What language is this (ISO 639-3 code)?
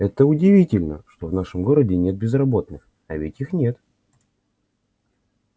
rus